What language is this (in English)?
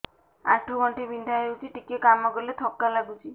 Odia